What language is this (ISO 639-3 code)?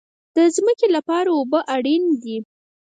pus